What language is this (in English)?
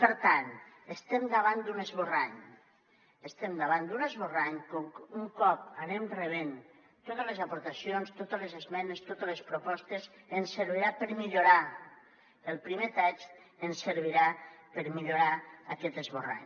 Catalan